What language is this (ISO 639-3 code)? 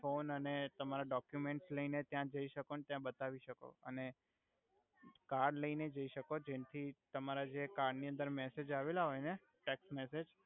guj